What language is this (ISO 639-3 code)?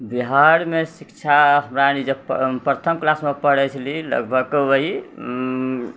mai